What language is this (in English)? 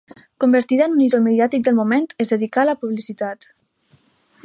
Catalan